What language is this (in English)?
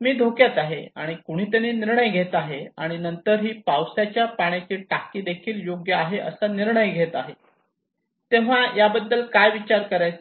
Marathi